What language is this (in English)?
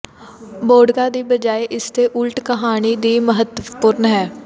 Punjabi